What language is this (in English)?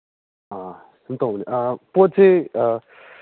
Manipuri